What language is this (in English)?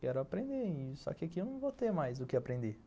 Portuguese